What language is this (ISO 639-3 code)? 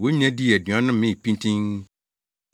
aka